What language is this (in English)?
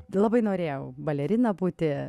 Lithuanian